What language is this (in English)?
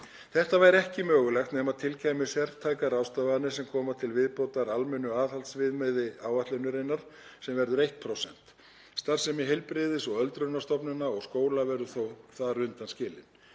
Icelandic